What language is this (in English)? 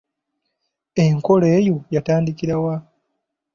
Ganda